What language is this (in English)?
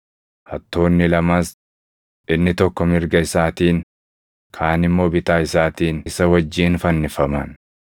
Oromo